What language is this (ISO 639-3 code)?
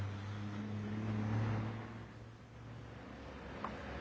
jpn